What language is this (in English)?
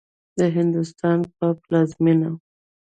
Pashto